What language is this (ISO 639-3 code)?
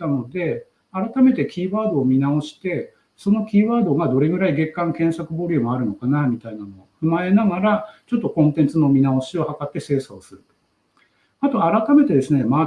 jpn